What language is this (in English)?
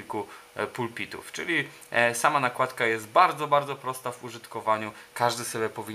Polish